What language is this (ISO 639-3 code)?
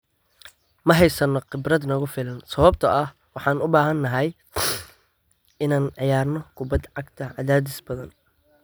som